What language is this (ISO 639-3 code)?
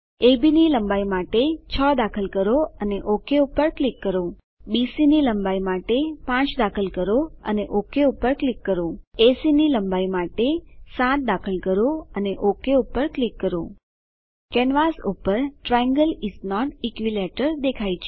guj